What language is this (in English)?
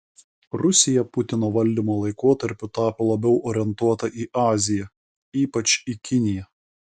Lithuanian